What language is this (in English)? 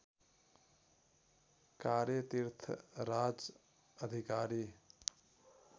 Nepali